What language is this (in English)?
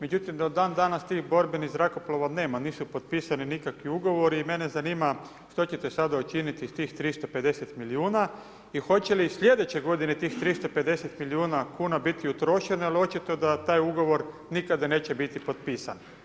Croatian